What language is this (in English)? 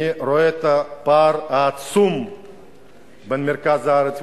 Hebrew